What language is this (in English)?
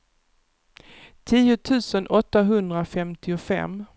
Swedish